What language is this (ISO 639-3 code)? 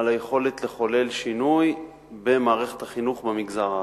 heb